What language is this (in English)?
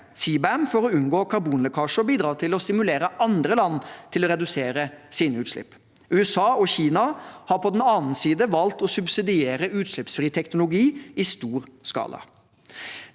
Norwegian